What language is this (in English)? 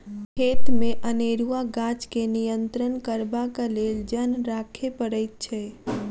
Maithili